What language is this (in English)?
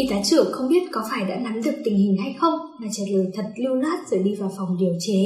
Vietnamese